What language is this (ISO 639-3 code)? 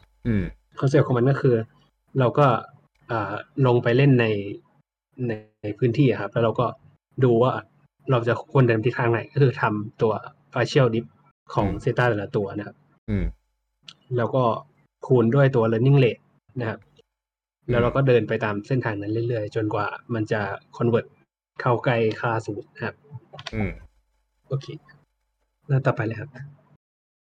tha